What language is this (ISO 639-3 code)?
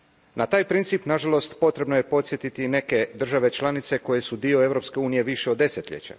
hrv